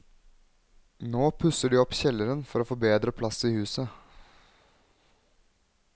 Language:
Norwegian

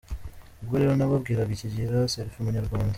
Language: Kinyarwanda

